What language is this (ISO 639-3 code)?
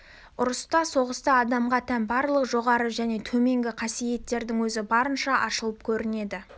kaz